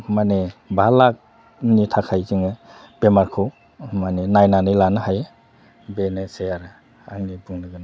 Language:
Bodo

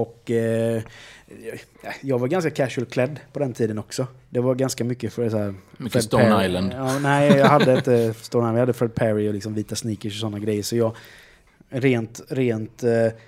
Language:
Swedish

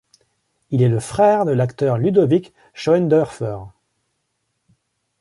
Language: French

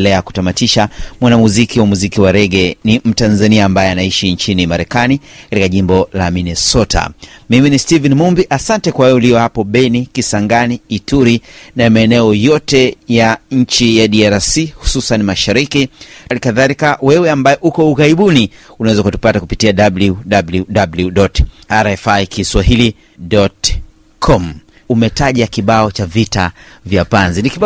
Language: Swahili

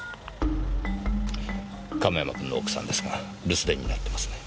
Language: Japanese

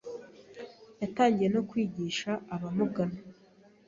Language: Kinyarwanda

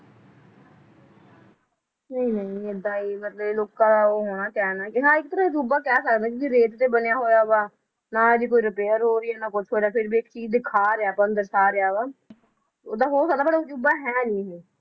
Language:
Punjabi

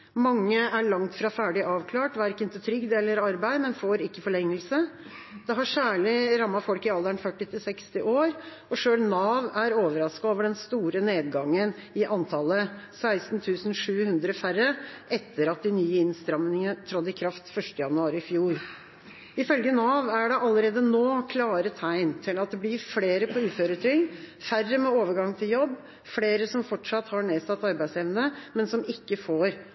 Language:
Norwegian Bokmål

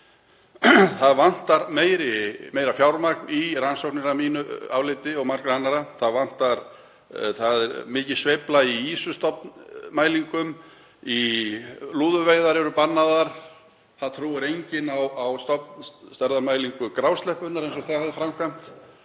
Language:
Icelandic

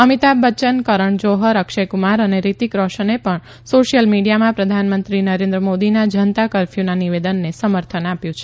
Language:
Gujarati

